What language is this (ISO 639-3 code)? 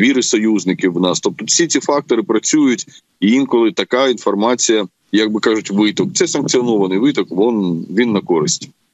ukr